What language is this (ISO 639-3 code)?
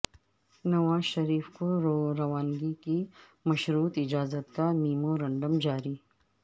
urd